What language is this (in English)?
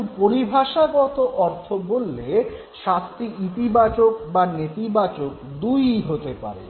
Bangla